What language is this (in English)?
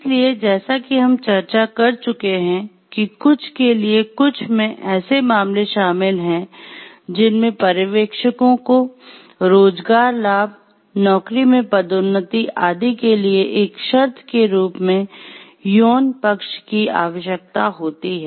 Hindi